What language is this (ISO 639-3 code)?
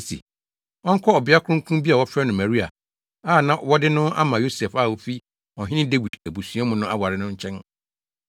aka